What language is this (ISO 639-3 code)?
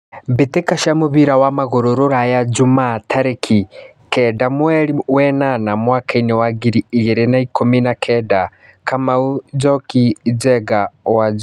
kik